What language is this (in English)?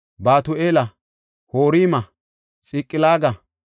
Gofa